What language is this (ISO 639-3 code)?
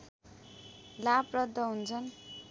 nep